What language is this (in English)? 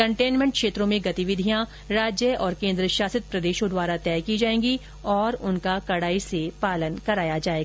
Hindi